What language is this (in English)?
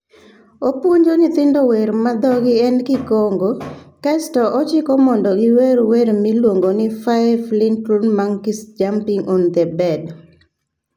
Luo (Kenya and Tanzania)